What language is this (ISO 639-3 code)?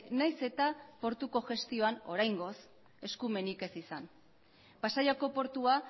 eus